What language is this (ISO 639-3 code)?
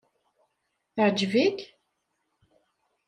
kab